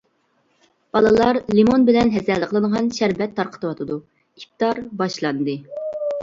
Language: Uyghur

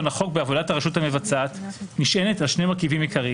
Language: Hebrew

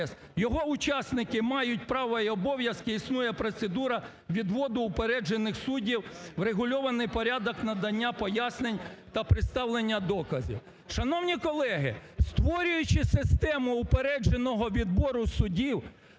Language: Ukrainian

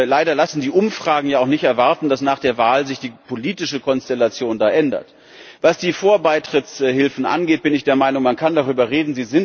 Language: German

